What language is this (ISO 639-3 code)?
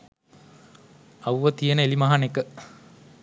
sin